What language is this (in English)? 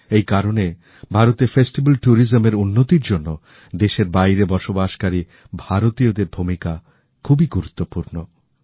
Bangla